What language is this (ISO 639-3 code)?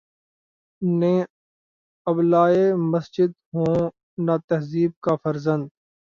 urd